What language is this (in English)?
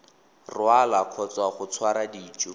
Tswana